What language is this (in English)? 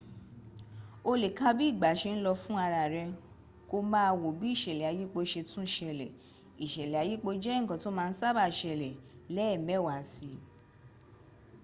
Yoruba